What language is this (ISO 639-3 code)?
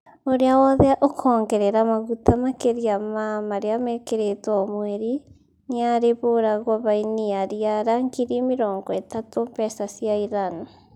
kik